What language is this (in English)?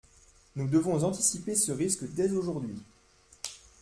French